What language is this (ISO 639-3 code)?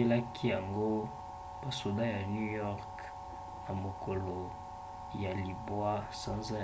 lin